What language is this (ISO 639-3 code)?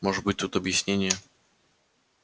rus